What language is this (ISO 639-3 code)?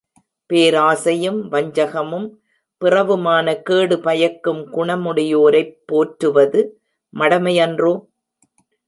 tam